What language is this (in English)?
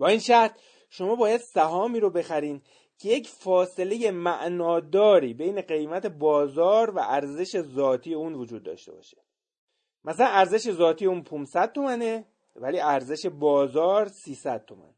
Persian